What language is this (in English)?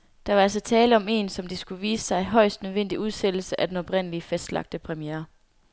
Danish